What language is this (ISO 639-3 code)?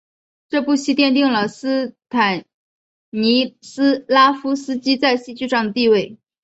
zho